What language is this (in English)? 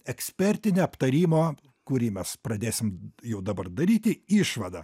Lithuanian